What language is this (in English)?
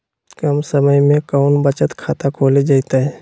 Magahi